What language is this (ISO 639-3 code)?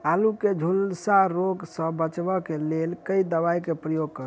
mai